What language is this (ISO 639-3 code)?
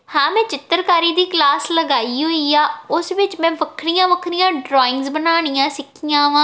pan